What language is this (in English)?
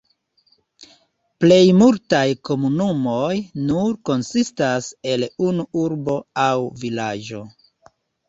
Esperanto